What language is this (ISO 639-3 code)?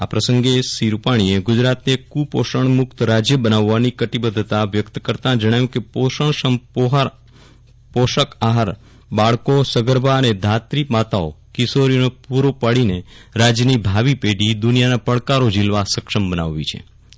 guj